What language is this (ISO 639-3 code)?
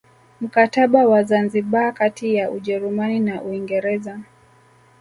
swa